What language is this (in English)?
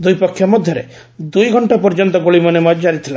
Odia